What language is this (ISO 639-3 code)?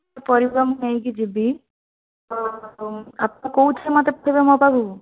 ori